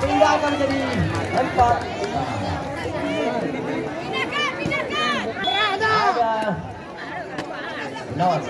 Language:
Indonesian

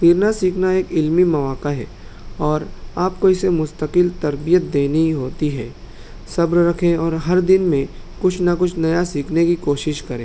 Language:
Urdu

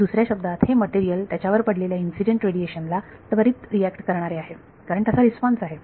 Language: Marathi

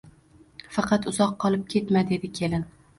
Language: Uzbek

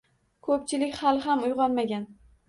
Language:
Uzbek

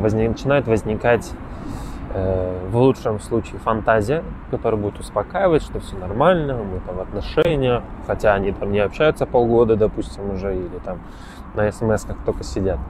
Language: Russian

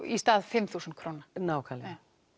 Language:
Icelandic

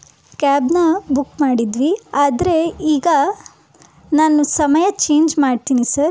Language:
Kannada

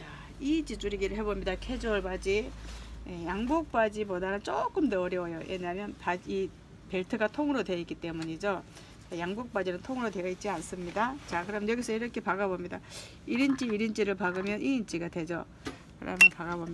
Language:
Korean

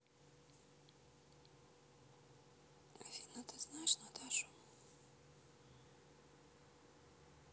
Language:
Russian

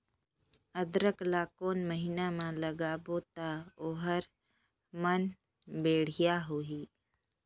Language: Chhattisgarhi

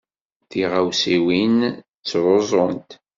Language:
Kabyle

